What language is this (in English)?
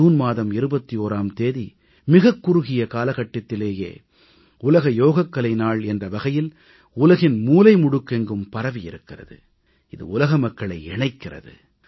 Tamil